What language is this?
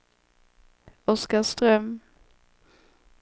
Swedish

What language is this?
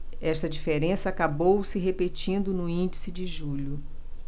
Portuguese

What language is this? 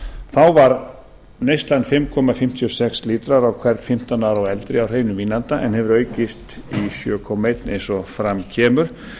Icelandic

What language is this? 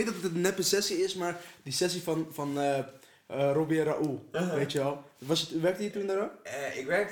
Dutch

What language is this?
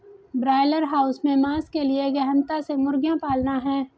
Hindi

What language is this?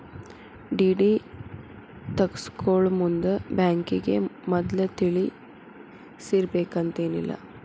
Kannada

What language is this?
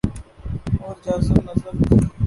Urdu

